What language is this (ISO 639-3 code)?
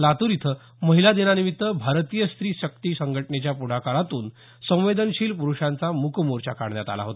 mar